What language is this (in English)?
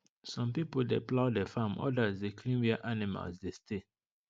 Nigerian Pidgin